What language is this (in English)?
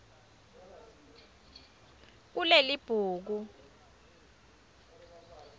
Swati